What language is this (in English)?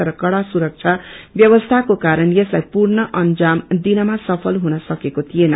Nepali